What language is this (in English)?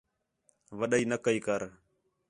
Khetrani